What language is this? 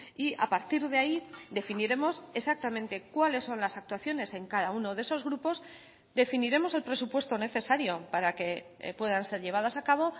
Spanish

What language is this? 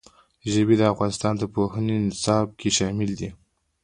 Pashto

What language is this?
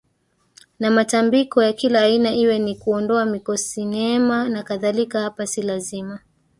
Swahili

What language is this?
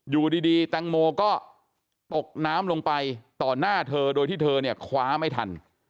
Thai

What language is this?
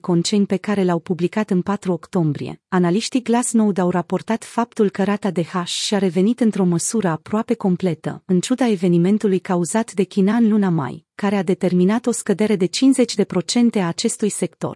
Romanian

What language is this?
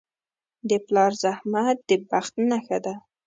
Pashto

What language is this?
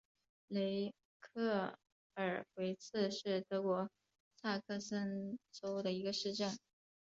Chinese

